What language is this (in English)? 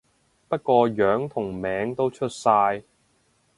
Cantonese